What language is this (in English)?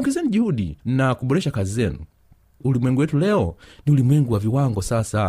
Swahili